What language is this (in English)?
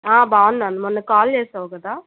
Telugu